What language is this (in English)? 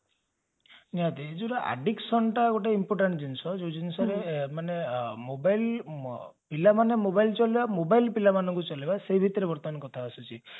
Odia